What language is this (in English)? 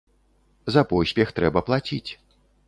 Belarusian